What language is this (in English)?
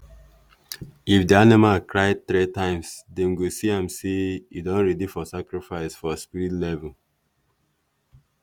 Nigerian Pidgin